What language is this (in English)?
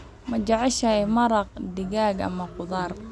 Somali